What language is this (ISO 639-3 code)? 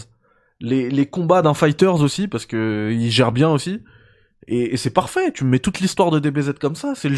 fra